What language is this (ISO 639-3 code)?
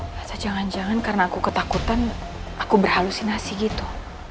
ind